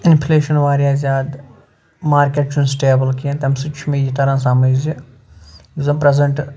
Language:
Kashmiri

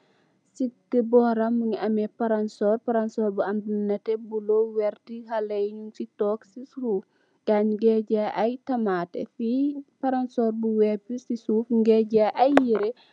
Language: Wolof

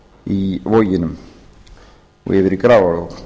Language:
Icelandic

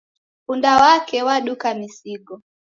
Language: Taita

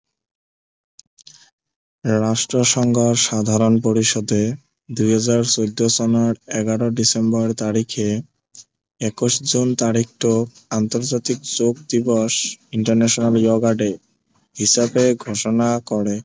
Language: Assamese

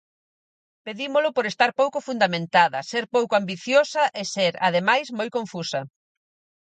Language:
Galician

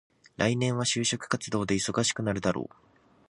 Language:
Japanese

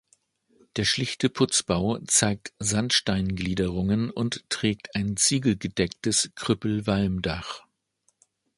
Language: German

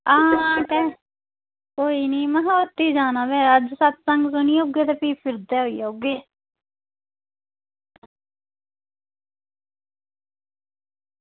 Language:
Dogri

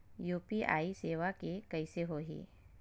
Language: Chhattisgarhi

